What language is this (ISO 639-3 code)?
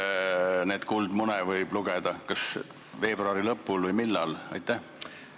est